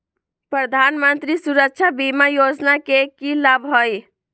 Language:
Magahi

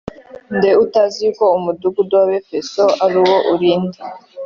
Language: Kinyarwanda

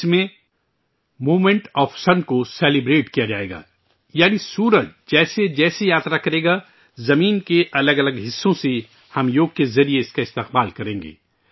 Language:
Urdu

